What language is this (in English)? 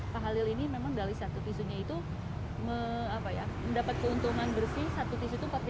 Indonesian